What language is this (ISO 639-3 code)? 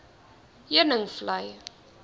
afr